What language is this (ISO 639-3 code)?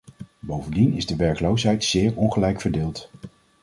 nld